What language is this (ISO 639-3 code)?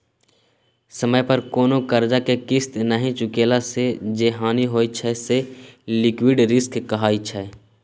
mai